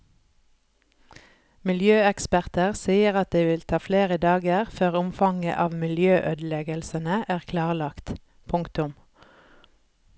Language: Norwegian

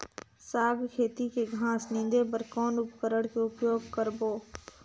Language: Chhattisgarhi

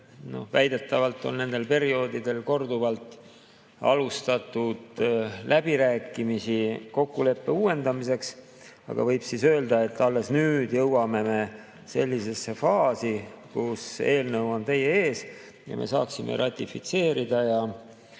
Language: Estonian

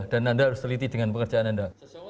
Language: Indonesian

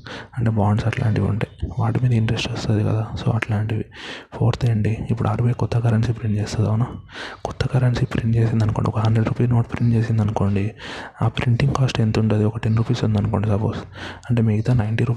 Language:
Telugu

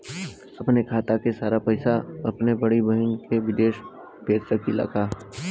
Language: Bhojpuri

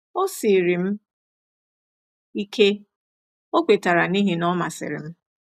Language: Igbo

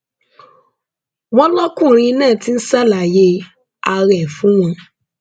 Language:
Yoruba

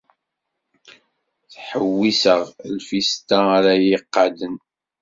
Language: Kabyle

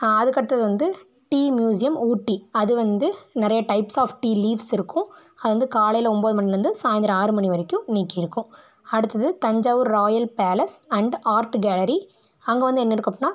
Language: Tamil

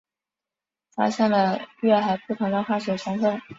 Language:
Chinese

